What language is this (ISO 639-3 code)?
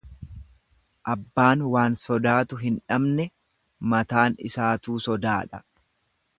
orm